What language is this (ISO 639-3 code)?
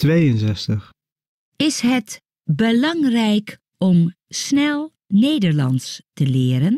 nld